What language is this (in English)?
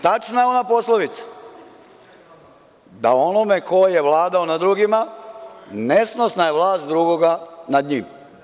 Serbian